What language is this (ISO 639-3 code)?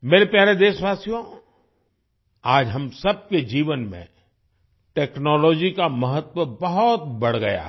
hin